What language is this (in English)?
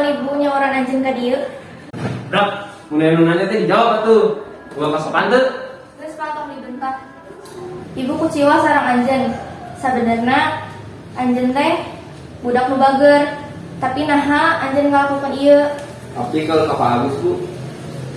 Indonesian